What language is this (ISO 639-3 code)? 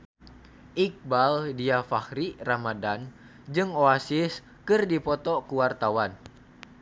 sun